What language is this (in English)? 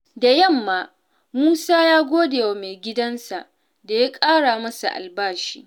Hausa